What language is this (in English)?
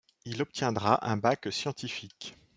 French